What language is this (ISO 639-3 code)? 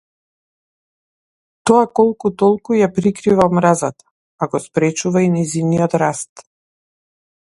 mkd